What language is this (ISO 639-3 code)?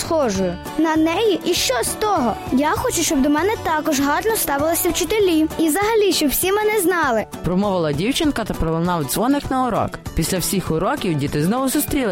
ukr